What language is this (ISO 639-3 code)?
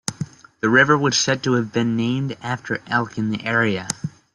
eng